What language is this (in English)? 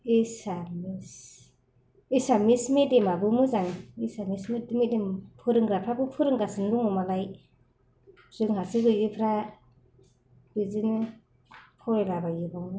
Bodo